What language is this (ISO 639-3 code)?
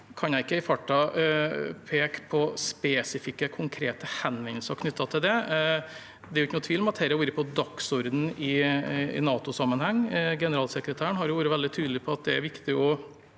nor